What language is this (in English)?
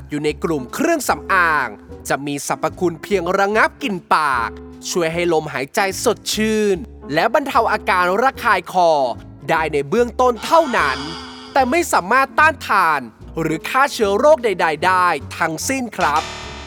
Thai